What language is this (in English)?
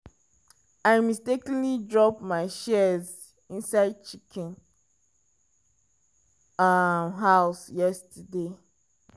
Nigerian Pidgin